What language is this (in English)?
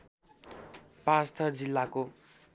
Nepali